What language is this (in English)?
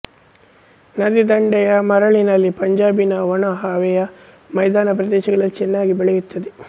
Kannada